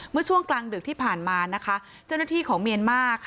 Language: Thai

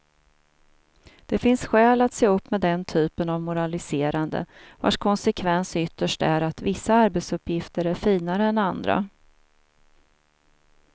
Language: Swedish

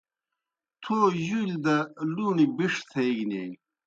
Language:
Kohistani Shina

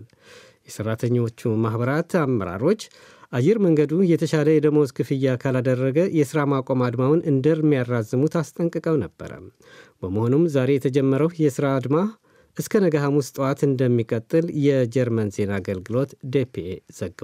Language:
Amharic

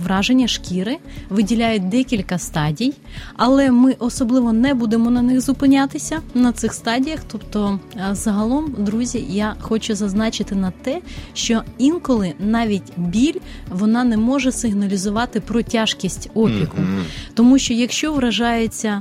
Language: Ukrainian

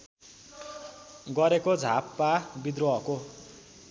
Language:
Nepali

